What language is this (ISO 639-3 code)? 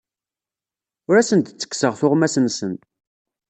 kab